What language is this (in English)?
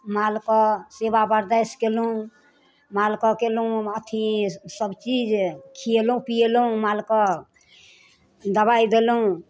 Maithili